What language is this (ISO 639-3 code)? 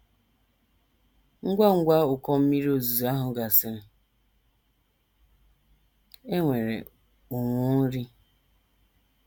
ibo